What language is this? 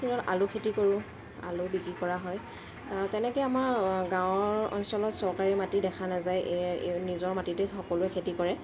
Assamese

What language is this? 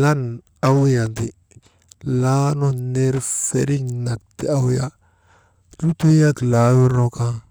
Maba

